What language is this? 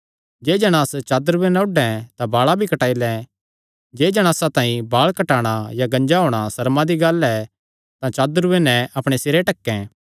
Kangri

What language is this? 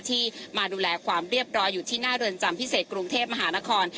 Thai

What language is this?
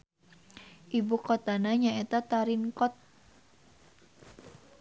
Sundanese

